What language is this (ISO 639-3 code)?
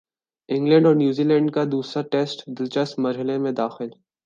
urd